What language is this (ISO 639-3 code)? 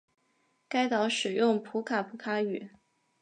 zho